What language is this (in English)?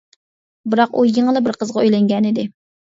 Uyghur